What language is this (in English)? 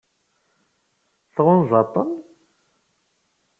Kabyle